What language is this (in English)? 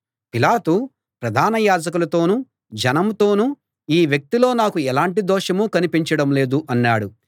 Telugu